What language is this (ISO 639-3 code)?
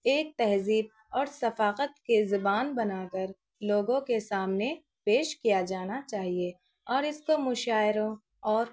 urd